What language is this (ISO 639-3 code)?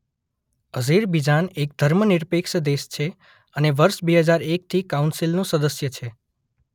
guj